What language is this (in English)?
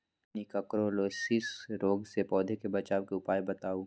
Magahi